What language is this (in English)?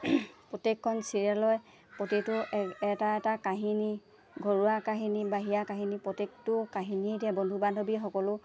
Assamese